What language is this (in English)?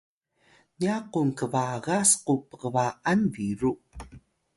Atayal